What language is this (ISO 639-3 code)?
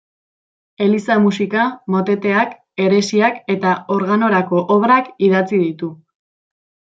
eus